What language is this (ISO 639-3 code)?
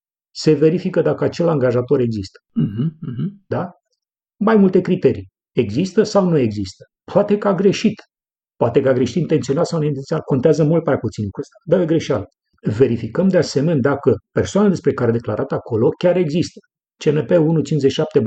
ron